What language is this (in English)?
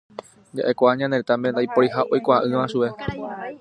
Guarani